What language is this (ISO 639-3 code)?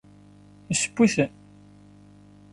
kab